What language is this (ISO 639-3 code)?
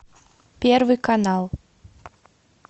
rus